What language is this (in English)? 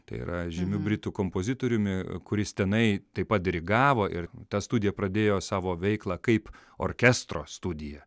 Lithuanian